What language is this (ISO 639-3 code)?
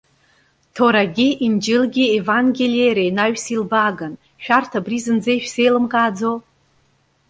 abk